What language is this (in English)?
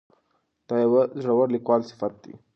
Pashto